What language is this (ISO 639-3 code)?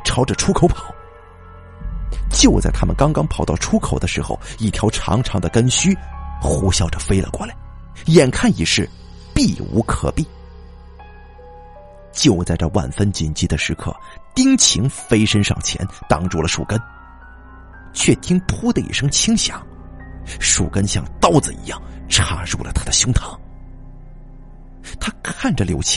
zho